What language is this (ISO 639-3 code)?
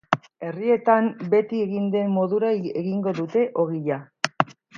eus